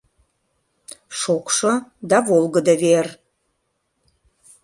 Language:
Mari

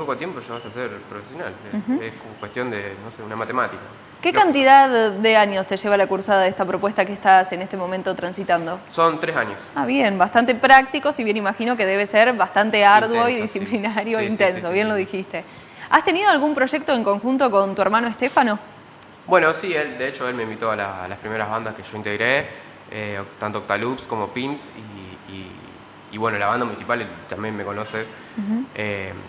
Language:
Spanish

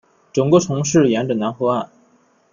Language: Chinese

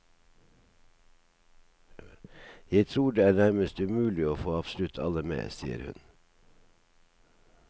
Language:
Norwegian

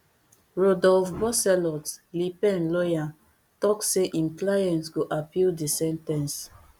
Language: Nigerian Pidgin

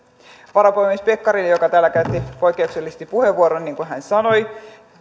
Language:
Finnish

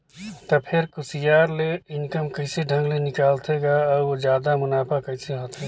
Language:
Chhattisgarhi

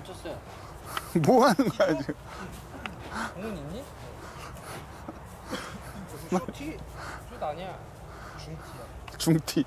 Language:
Korean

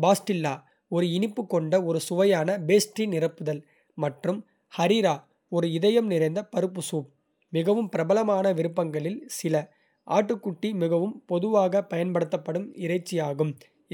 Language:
Kota (India)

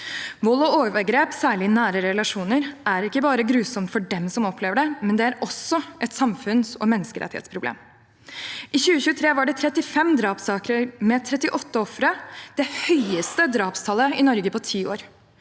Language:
Norwegian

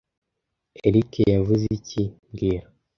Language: Kinyarwanda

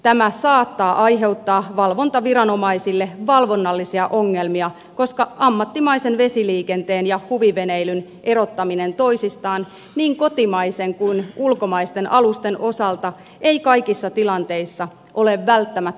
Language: Finnish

